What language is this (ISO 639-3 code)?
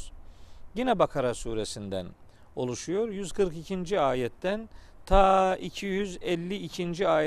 tur